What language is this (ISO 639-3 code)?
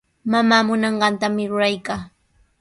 qws